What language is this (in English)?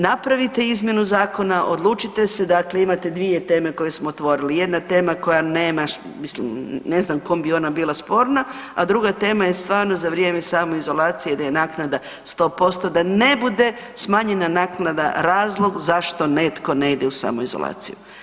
Croatian